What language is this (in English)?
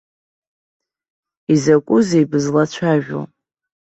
Abkhazian